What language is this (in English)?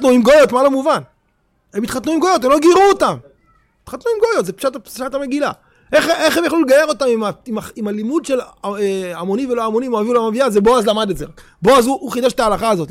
Hebrew